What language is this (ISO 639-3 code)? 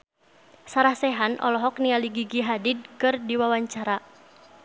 sun